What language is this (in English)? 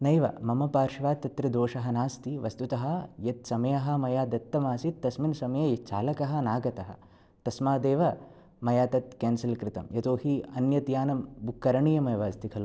Sanskrit